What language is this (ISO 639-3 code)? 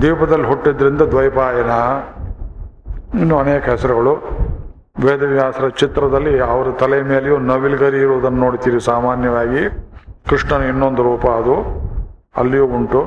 kan